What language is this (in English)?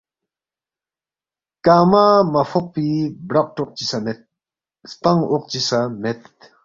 Balti